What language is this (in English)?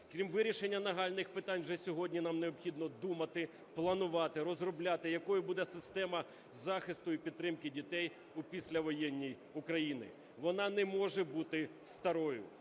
Ukrainian